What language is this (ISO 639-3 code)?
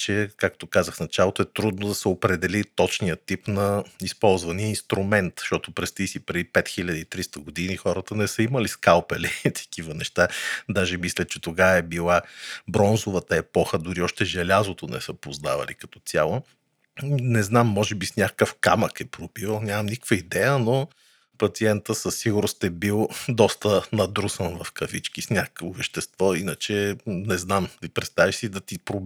bul